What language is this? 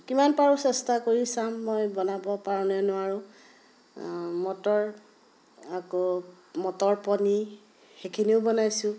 Assamese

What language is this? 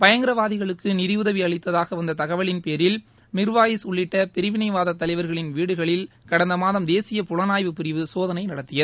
Tamil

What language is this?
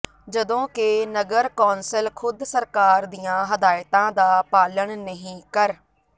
Punjabi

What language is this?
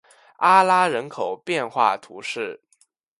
Chinese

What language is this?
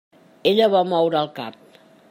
Catalan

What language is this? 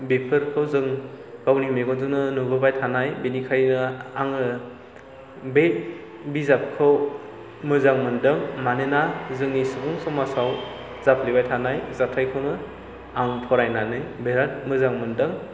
Bodo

